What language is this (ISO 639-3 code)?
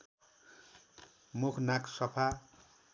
nep